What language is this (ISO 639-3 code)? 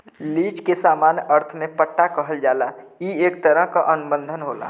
bho